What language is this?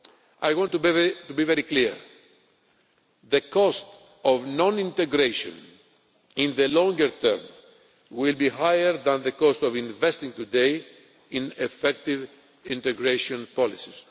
English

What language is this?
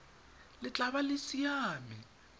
Tswana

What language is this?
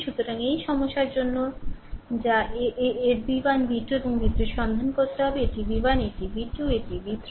Bangla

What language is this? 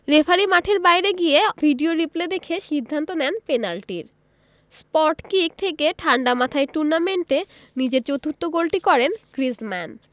Bangla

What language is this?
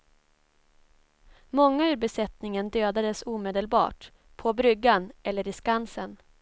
Swedish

